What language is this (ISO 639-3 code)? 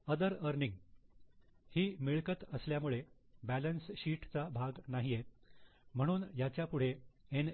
mar